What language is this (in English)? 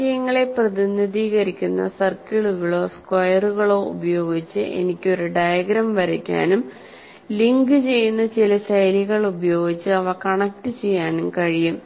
Malayalam